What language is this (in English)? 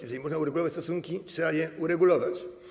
Polish